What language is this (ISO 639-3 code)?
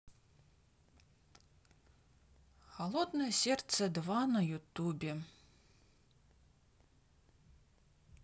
rus